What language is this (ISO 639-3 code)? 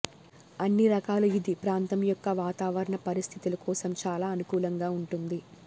tel